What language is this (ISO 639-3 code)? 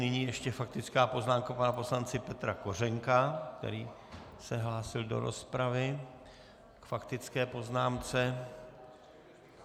ces